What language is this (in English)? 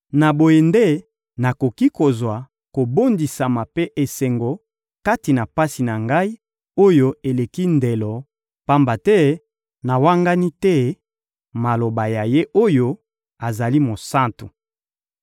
Lingala